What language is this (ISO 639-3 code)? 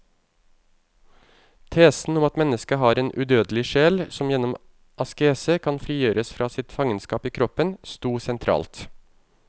nor